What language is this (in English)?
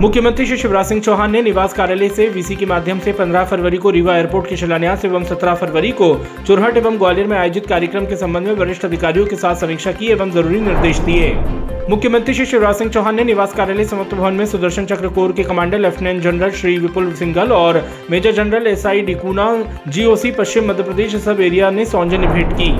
Hindi